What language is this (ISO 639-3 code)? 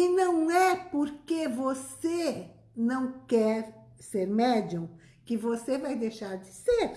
por